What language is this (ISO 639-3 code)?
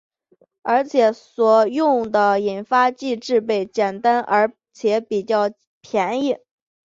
zho